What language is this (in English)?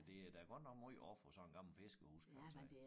Danish